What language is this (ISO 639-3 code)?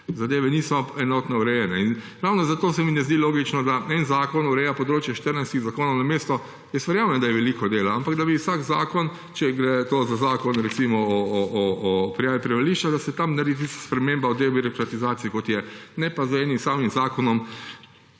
slv